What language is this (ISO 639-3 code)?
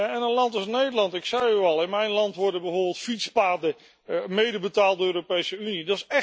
nld